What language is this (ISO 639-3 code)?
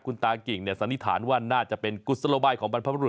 tha